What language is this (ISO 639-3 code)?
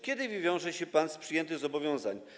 pol